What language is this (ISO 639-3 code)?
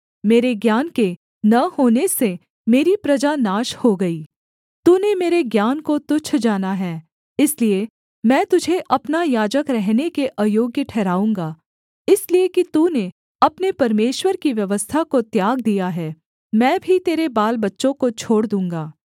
hin